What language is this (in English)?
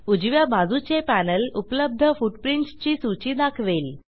Marathi